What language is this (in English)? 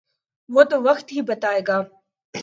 Urdu